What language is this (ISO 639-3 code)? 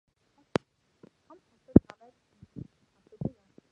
mon